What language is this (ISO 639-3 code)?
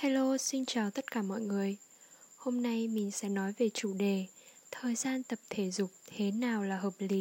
vie